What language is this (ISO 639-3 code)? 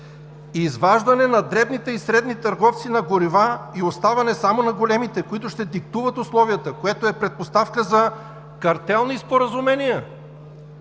bul